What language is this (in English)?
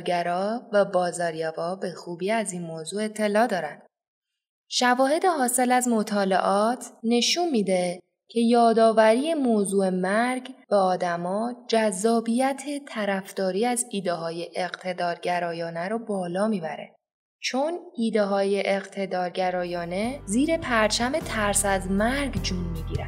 Persian